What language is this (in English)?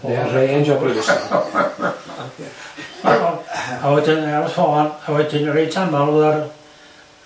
Welsh